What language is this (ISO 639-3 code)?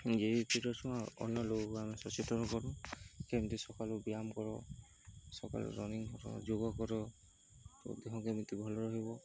ori